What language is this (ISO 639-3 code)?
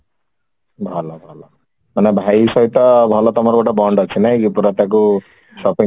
ori